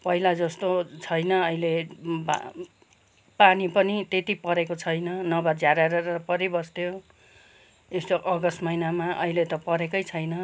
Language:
Nepali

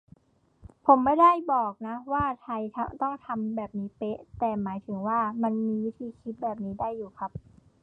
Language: Thai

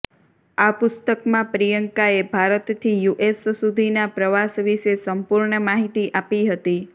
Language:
Gujarati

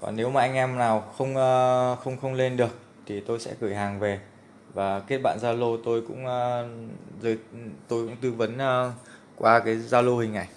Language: Vietnamese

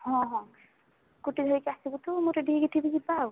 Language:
Odia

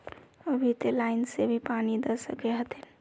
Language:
Magahi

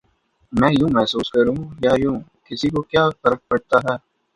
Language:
Urdu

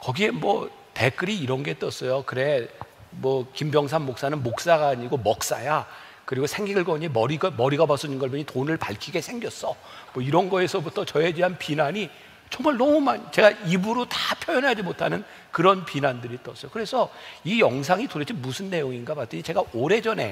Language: Korean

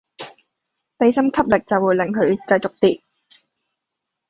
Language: Cantonese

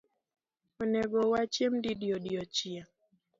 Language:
Luo (Kenya and Tanzania)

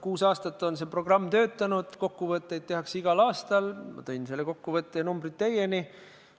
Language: Estonian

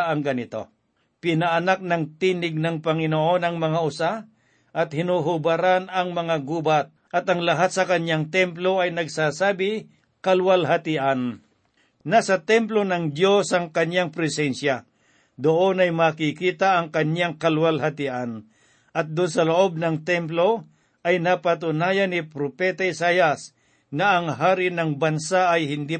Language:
Filipino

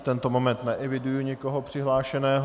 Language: Czech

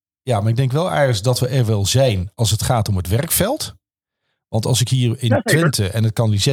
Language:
Dutch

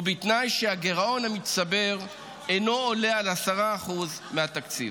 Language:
Hebrew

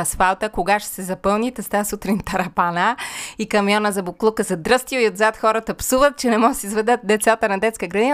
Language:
Bulgarian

